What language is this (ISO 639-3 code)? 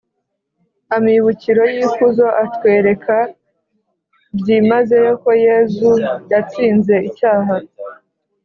kin